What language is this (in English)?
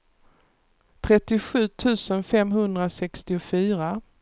Swedish